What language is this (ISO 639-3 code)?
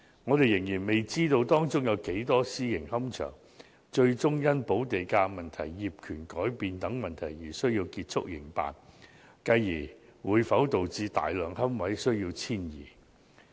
yue